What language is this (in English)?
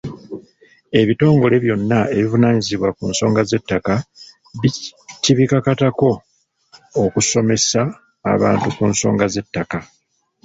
Ganda